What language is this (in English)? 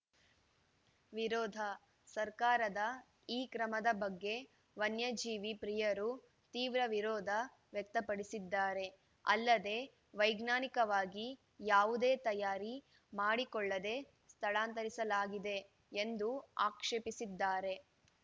Kannada